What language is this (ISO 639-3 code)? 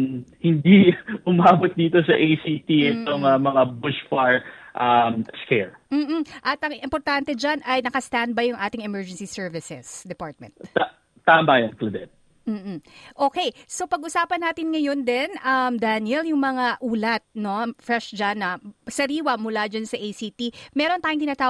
fil